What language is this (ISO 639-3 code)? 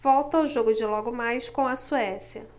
por